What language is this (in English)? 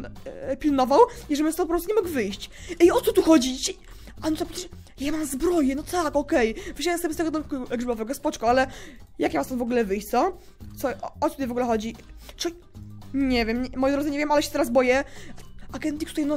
Polish